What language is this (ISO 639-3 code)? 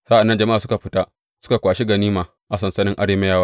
hau